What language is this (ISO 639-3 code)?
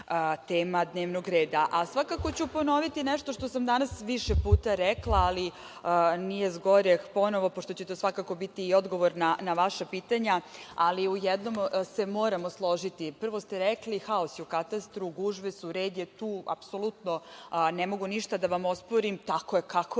srp